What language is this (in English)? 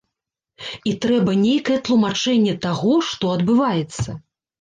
Belarusian